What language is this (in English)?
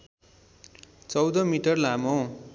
Nepali